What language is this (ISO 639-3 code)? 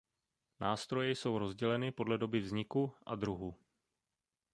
ces